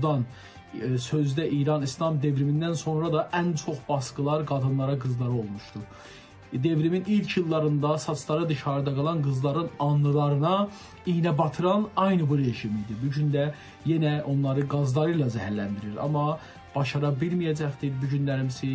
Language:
Turkish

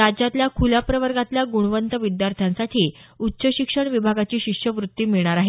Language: Marathi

